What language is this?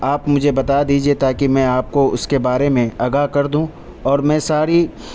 Urdu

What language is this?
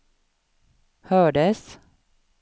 Swedish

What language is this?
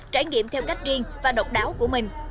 Vietnamese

